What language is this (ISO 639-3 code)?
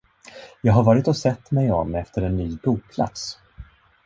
swe